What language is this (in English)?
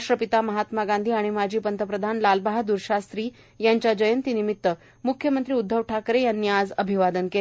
Marathi